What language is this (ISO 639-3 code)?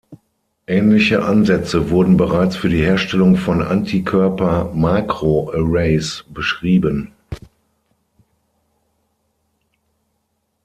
deu